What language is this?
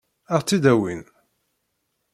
Kabyle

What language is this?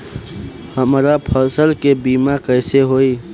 Bhojpuri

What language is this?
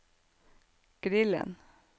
Norwegian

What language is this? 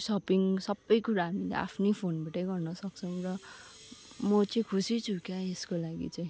Nepali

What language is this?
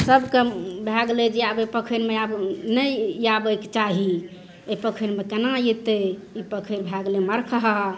Maithili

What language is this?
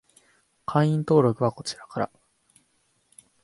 Japanese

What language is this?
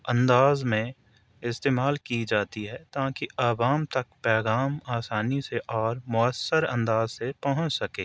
Urdu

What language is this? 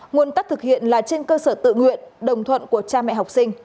Vietnamese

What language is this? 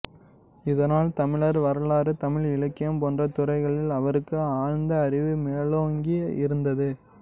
Tamil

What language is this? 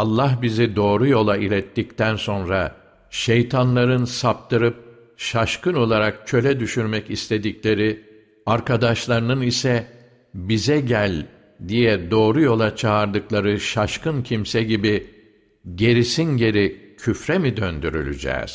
Turkish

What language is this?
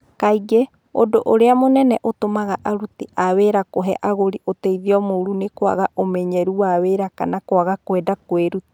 Kikuyu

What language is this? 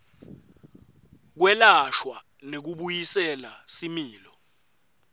Swati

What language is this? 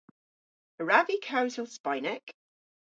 Cornish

